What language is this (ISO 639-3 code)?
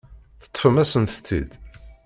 kab